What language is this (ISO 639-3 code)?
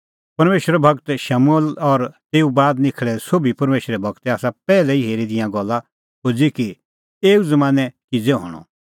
kfx